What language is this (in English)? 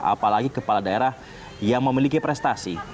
Indonesian